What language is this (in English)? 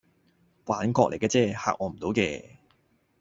Cantonese